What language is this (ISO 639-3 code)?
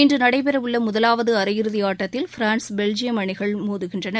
tam